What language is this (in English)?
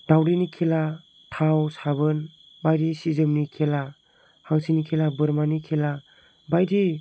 Bodo